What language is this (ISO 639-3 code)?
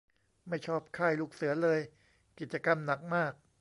tha